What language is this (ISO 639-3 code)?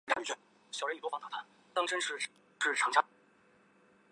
zho